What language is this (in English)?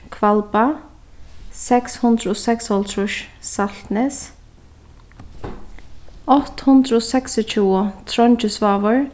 Faroese